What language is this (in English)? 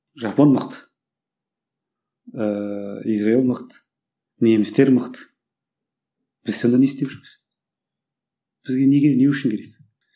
Kazakh